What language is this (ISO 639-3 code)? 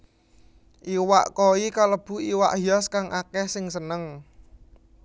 jav